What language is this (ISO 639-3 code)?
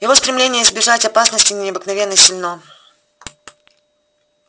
rus